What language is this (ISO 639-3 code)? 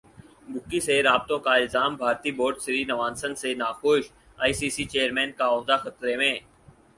urd